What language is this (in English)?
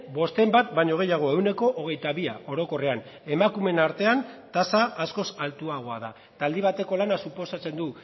Basque